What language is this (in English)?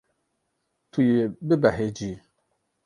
Kurdish